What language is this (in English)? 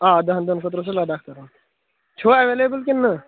Kashmiri